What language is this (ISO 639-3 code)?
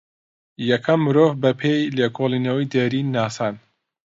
ckb